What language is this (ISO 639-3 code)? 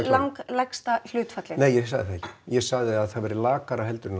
isl